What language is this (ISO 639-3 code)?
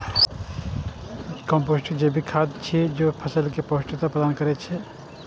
mai